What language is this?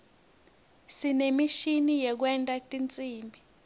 Swati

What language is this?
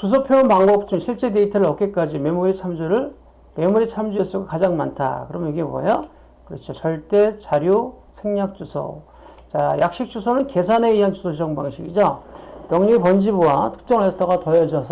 Korean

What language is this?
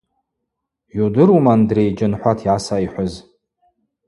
Abaza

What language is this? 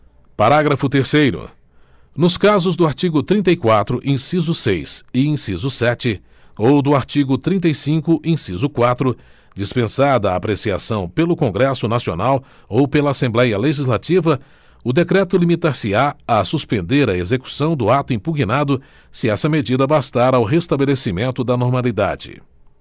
Portuguese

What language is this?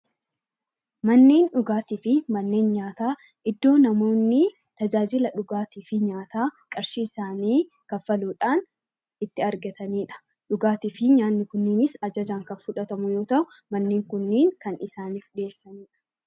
Oromo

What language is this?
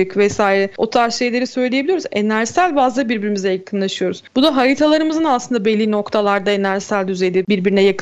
Turkish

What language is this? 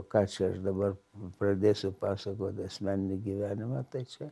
Lithuanian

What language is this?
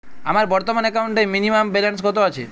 Bangla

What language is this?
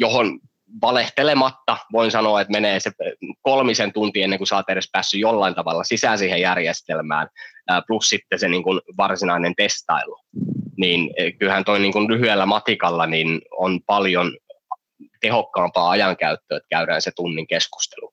Finnish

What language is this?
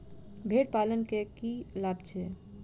Maithili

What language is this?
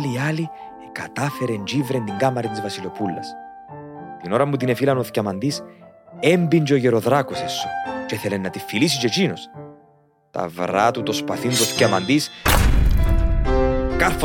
Greek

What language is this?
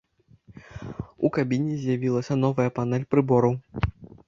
Belarusian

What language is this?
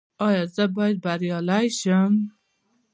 Pashto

